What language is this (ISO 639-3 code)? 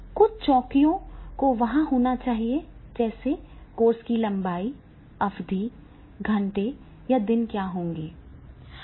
hin